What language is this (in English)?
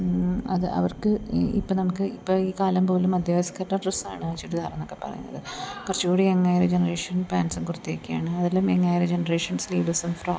Malayalam